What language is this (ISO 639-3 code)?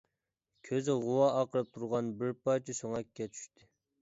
uig